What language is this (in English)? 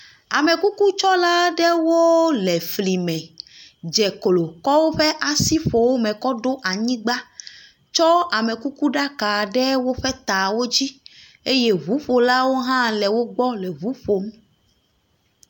Ewe